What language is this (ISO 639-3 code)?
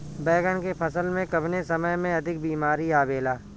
bho